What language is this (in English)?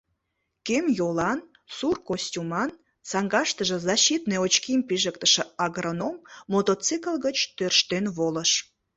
Mari